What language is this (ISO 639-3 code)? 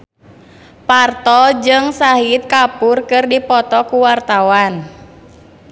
sun